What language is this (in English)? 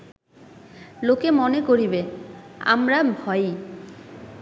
Bangla